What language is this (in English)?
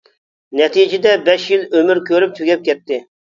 Uyghur